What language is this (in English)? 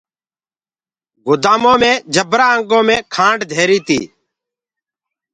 Gurgula